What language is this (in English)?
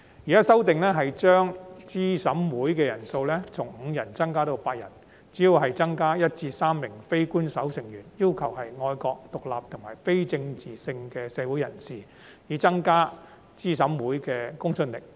Cantonese